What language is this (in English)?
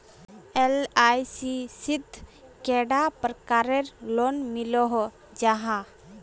Magahi